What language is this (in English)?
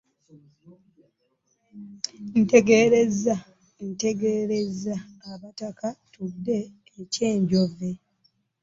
Ganda